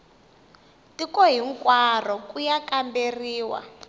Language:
Tsonga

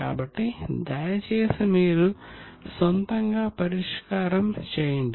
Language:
Telugu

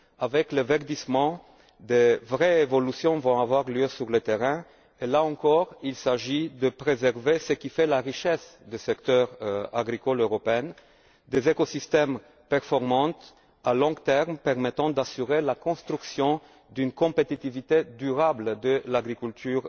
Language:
French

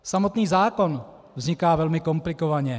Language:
Czech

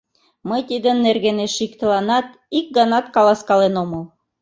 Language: Mari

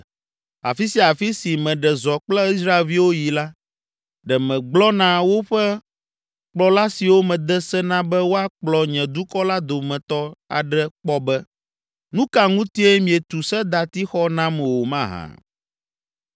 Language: Ewe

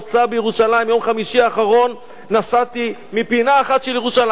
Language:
Hebrew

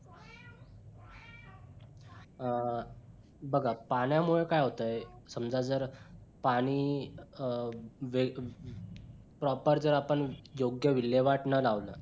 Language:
Marathi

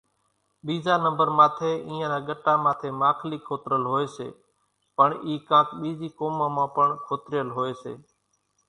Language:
Kachi Koli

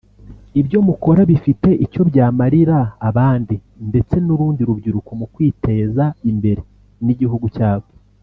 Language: Kinyarwanda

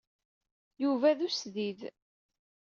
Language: Kabyle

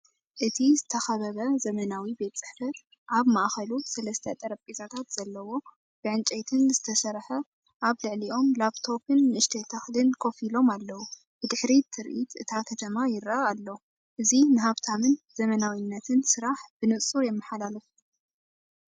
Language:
Tigrinya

